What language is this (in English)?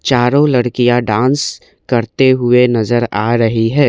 Hindi